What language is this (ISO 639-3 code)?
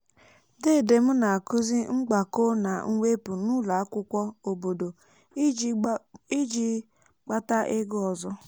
ibo